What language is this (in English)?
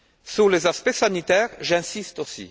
French